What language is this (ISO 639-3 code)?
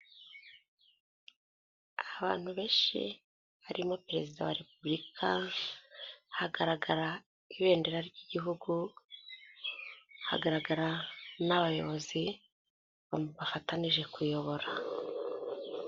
kin